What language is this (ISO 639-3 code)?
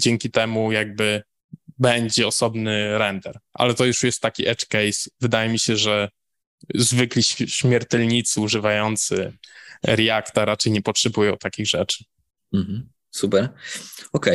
pol